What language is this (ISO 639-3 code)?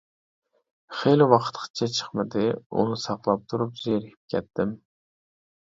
uig